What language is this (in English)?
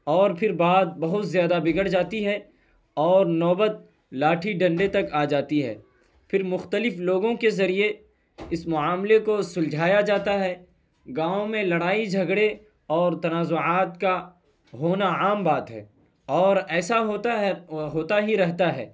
Urdu